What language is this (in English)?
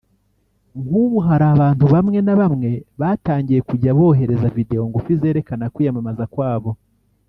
Kinyarwanda